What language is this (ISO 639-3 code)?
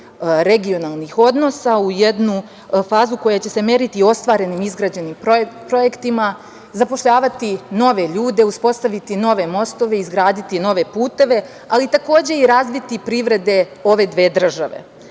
srp